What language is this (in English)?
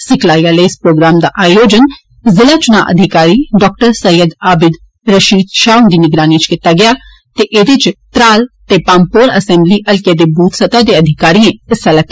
Dogri